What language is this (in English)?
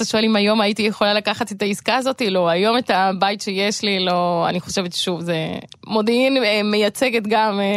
Hebrew